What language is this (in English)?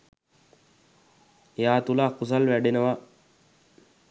Sinhala